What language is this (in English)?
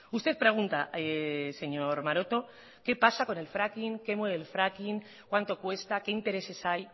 Spanish